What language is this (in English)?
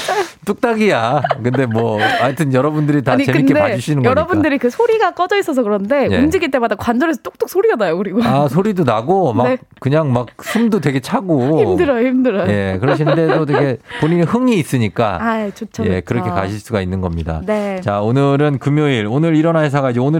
Korean